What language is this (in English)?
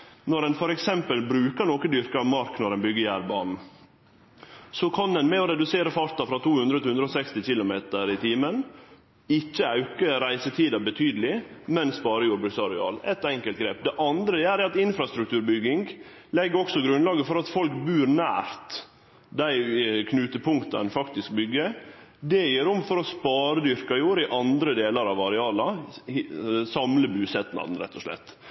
Norwegian Nynorsk